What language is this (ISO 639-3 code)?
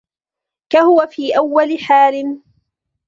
ara